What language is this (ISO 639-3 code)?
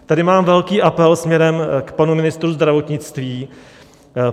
ces